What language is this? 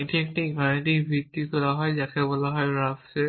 Bangla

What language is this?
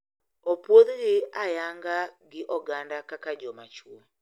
Luo (Kenya and Tanzania)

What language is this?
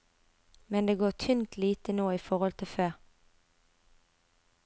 Norwegian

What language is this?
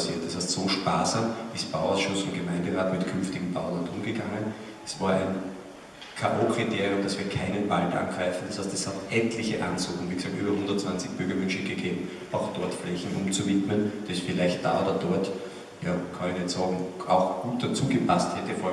German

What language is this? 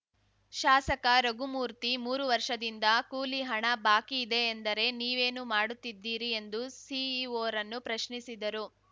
Kannada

